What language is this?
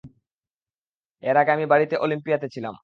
Bangla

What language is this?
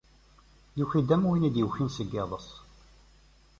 Kabyle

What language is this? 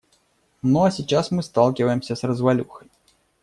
Russian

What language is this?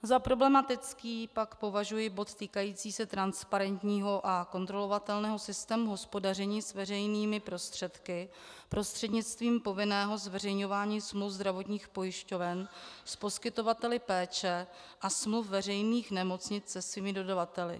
Czech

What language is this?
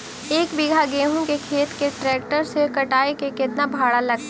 Magahi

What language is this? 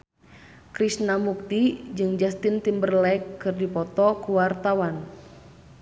Sundanese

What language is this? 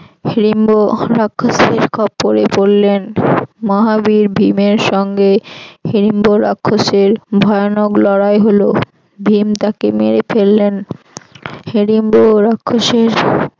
Bangla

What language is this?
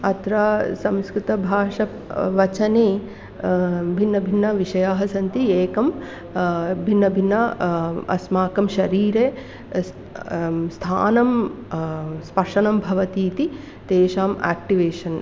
Sanskrit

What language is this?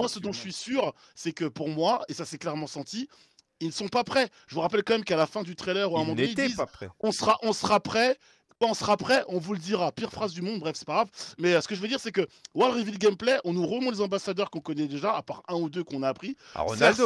French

